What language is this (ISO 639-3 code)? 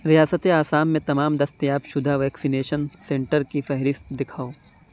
urd